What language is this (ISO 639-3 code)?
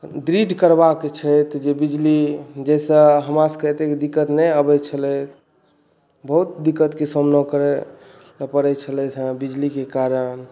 mai